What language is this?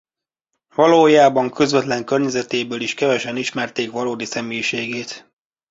Hungarian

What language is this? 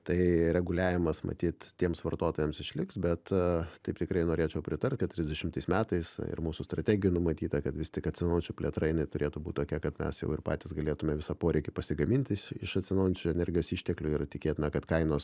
Lithuanian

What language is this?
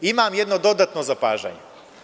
Serbian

